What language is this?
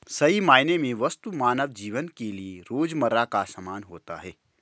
Hindi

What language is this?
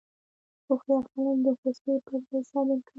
Pashto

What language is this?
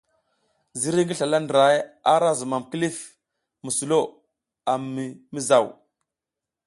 South Giziga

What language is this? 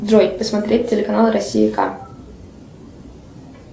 Russian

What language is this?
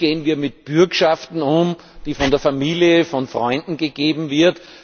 German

